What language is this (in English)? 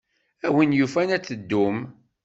Kabyle